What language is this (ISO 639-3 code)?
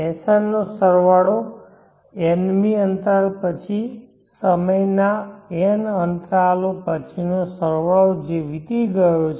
guj